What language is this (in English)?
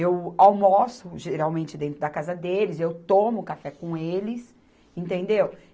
Portuguese